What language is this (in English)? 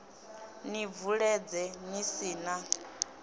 Venda